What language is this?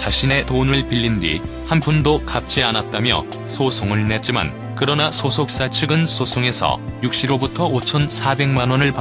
Korean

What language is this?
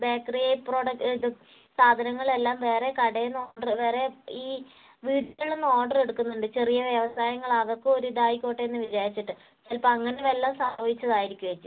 Malayalam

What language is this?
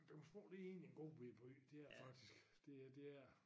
Danish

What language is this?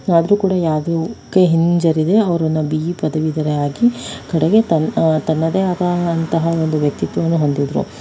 Kannada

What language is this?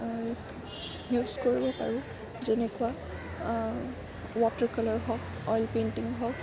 Assamese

